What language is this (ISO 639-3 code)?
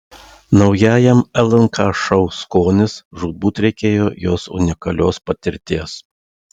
lit